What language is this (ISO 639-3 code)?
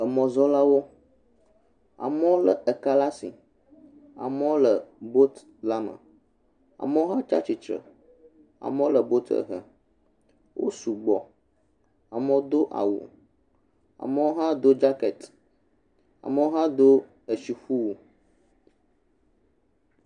ewe